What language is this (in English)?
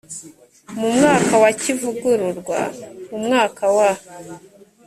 Kinyarwanda